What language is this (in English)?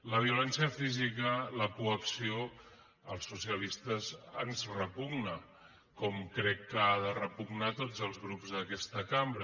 Catalan